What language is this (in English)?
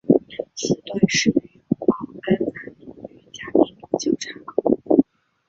Chinese